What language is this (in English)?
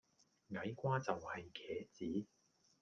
Cantonese